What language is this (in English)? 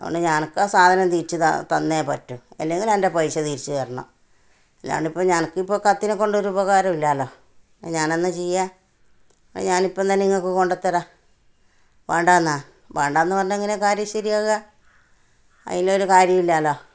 Malayalam